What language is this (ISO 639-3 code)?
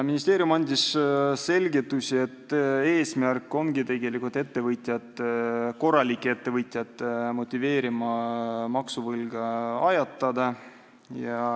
est